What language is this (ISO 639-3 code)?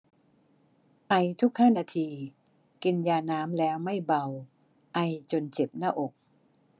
tha